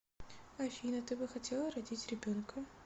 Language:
Russian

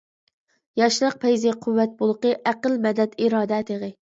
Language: Uyghur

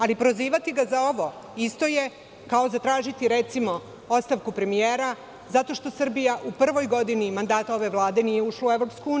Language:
Serbian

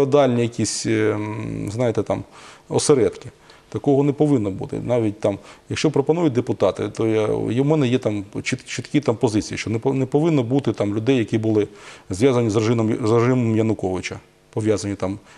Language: Ukrainian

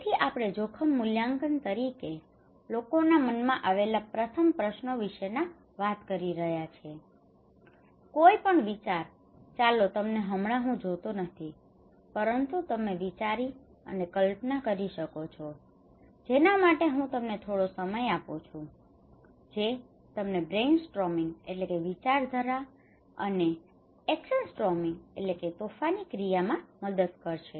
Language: Gujarati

